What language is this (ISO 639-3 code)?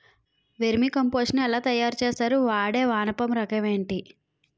tel